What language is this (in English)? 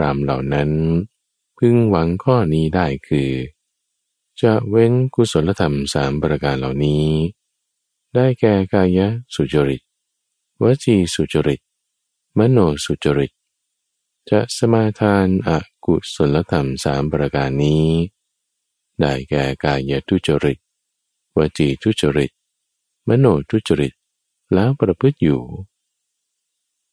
Thai